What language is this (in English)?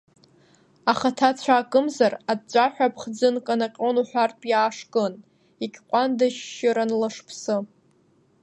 Abkhazian